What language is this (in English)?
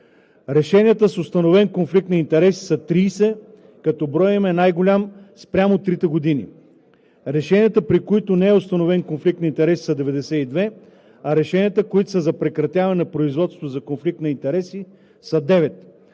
Bulgarian